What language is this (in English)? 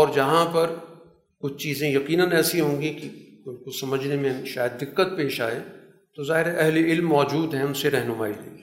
Urdu